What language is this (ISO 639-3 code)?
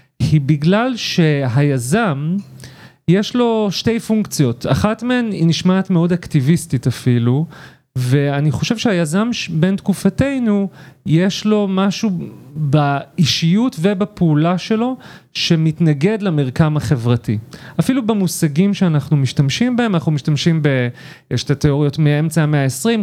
heb